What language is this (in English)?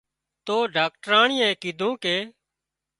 Wadiyara Koli